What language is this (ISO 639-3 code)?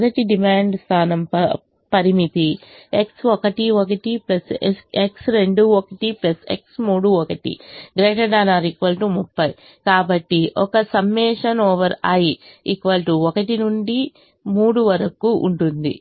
tel